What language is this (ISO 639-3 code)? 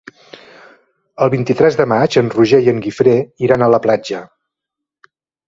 cat